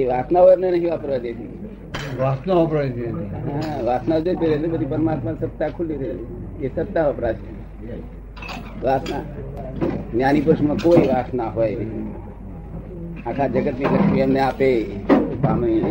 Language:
Gujarati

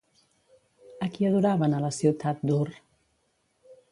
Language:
Catalan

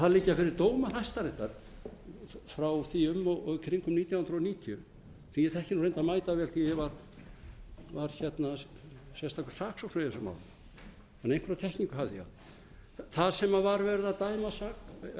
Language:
Icelandic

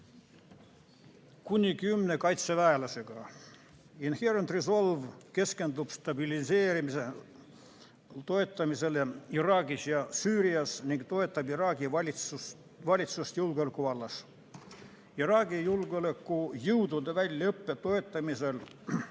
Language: Estonian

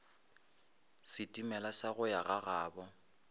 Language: Northern Sotho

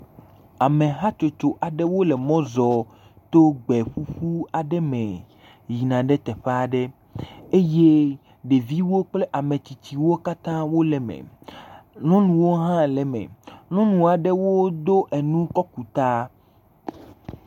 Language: Ewe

